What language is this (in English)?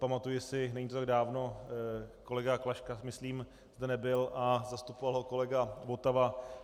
Czech